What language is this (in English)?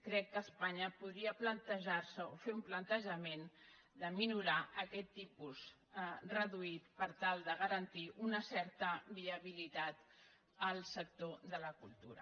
Catalan